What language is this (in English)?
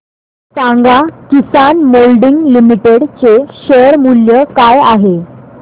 Marathi